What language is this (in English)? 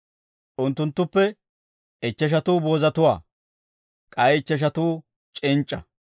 Dawro